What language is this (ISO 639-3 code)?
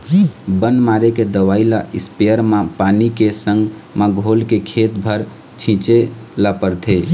hne